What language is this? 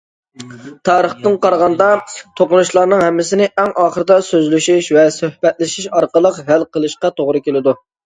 Uyghur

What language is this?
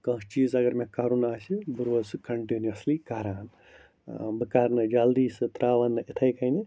Kashmiri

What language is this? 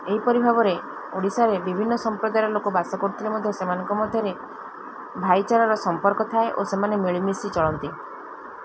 Odia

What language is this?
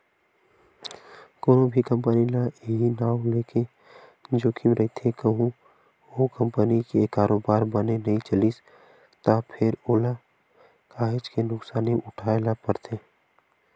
Chhattisgarhi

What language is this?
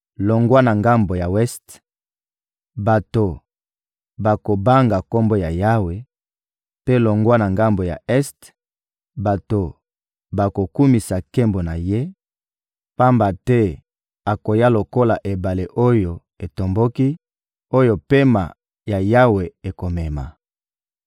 Lingala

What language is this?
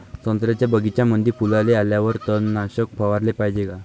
Marathi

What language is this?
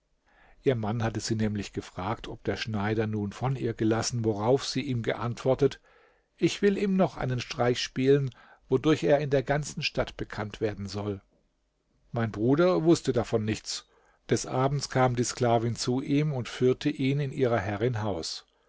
German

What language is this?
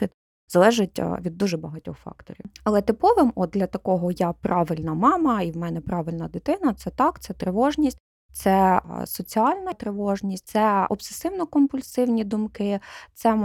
Ukrainian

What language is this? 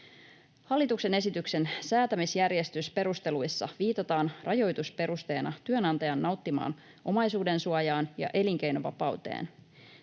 Finnish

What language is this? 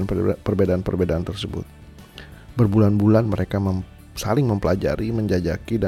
Indonesian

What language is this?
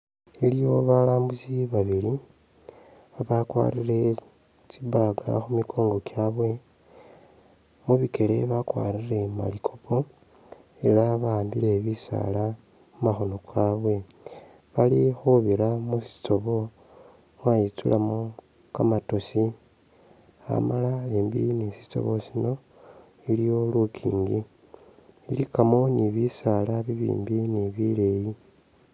Masaaba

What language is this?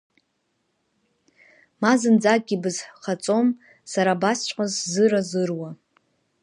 Abkhazian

